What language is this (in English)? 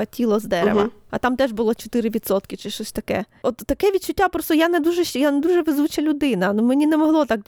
Ukrainian